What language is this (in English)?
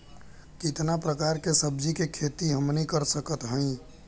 Bhojpuri